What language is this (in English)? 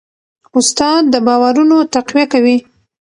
Pashto